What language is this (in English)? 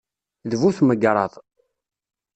Kabyle